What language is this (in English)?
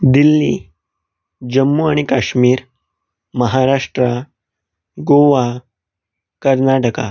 Konkani